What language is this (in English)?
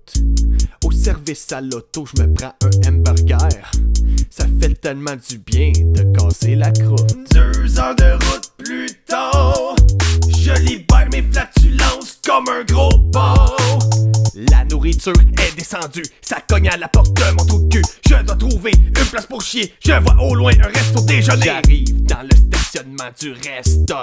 French